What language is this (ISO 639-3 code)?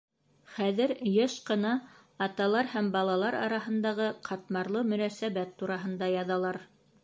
bak